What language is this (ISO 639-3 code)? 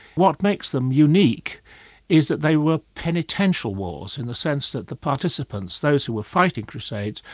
eng